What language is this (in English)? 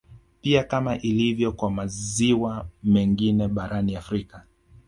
Swahili